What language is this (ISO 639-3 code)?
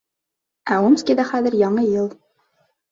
bak